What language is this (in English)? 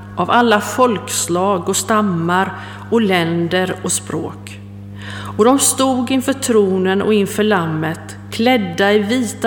Swedish